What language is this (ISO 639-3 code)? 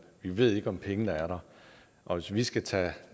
dan